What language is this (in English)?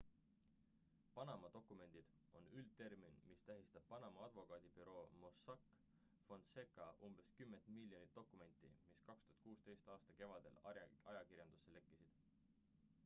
Estonian